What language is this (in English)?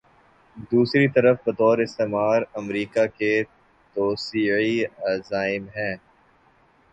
Urdu